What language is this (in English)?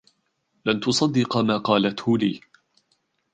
Arabic